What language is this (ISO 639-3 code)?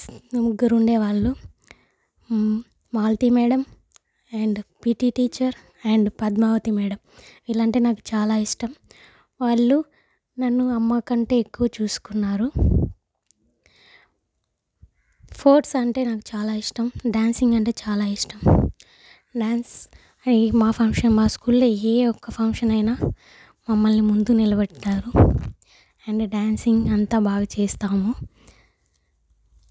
tel